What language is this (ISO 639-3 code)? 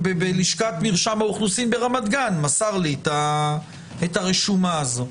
heb